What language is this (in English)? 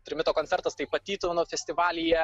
Lithuanian